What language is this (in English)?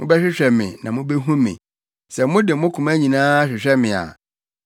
Akan